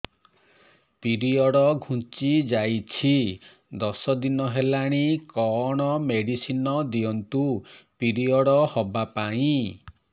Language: Odia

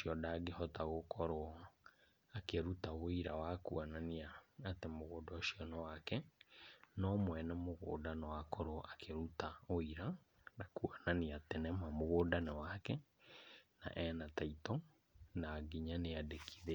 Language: Kikuyu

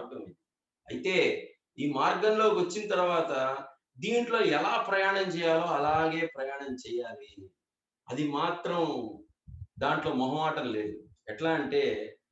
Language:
Telugu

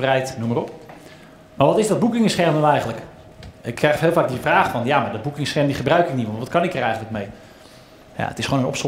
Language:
Dutch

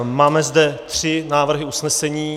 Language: Czech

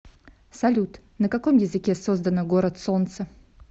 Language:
Russian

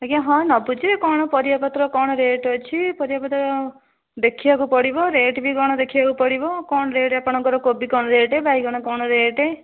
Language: Odia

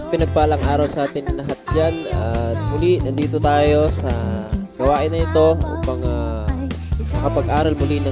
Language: Filipino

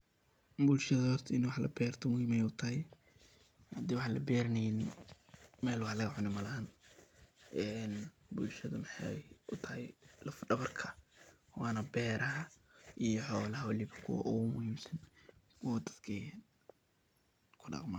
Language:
Somali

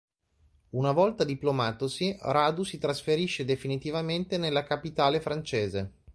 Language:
Italian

